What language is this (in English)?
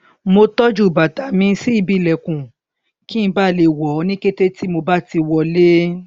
Yoruba